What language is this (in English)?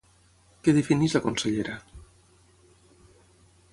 Catalan